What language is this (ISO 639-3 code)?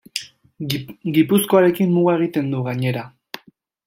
eus